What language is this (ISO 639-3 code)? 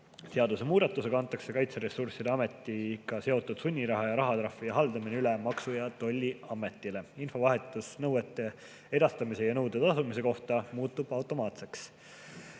est